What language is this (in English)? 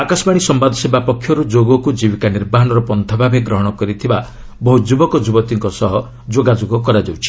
Odia